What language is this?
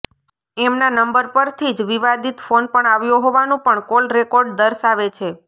Gujarati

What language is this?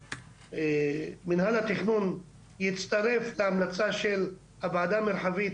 Hebrew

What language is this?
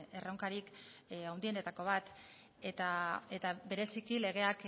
Basque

